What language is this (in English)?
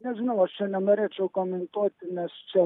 Lithuanian